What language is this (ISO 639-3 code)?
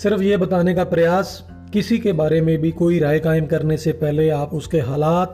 hin